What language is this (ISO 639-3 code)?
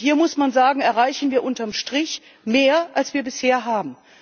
deu